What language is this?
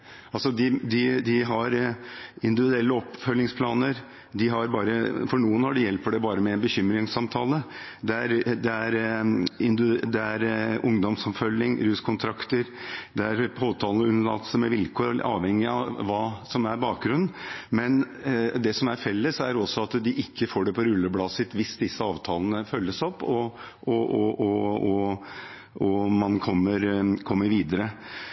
Norwegian Bokmål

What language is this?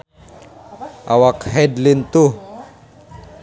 Sundanese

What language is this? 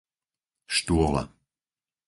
Slovak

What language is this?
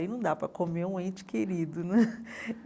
Portuguese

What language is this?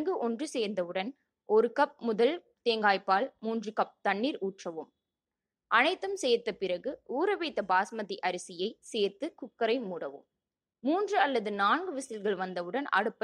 Tamil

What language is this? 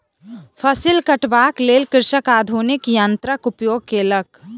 Maithili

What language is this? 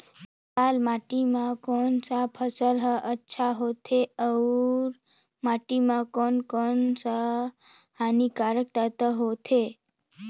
Chhattisgarhi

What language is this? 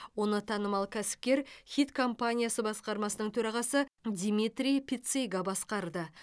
Kazakh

